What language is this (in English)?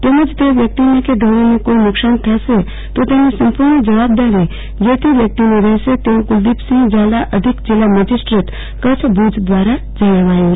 Gujarati